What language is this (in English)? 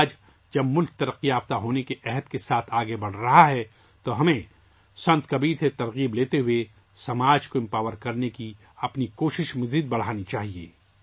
Urdu